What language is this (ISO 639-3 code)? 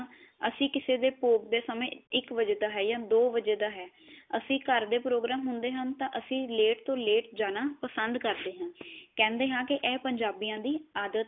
pan